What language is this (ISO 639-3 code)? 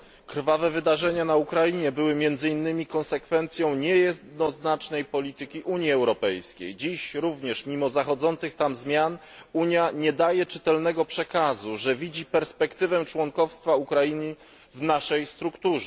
pol